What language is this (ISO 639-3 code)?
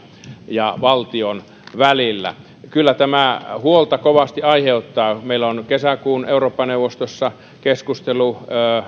fin